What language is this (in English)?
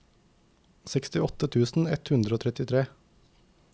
Norwegian